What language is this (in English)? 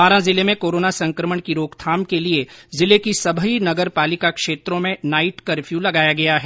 Hindi